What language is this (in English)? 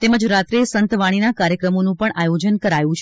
Gujarati